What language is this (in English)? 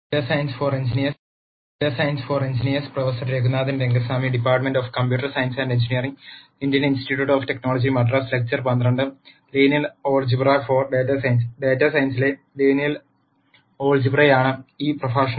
Malayalam